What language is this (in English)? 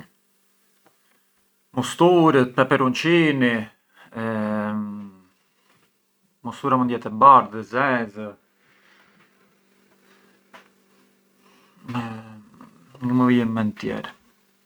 Arbëreshë Albanian